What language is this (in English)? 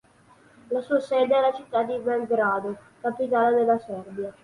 Italian